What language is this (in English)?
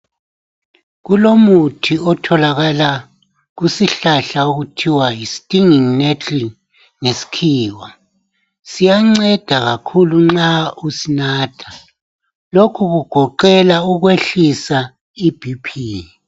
North Ndebele